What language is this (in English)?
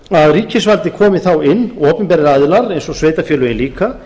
Icelandic